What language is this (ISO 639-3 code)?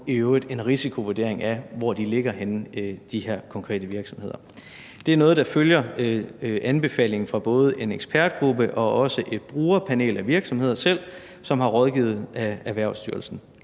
dan